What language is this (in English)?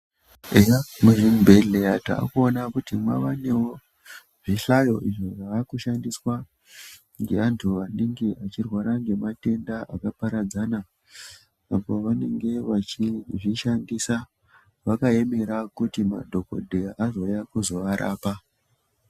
Ndau